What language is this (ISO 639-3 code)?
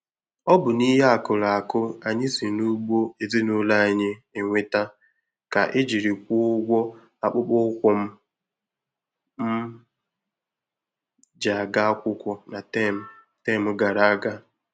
ibo